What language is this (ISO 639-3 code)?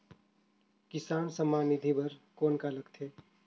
hne